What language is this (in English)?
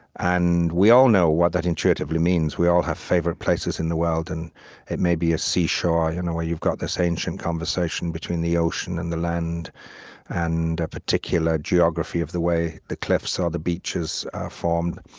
English